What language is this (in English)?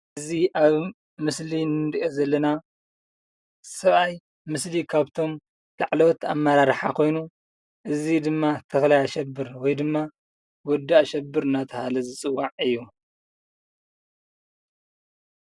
Tigrinya